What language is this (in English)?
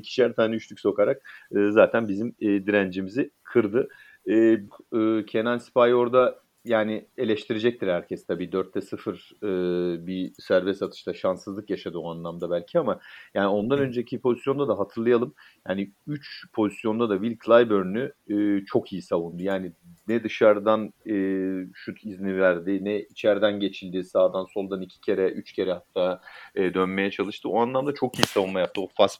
Turkish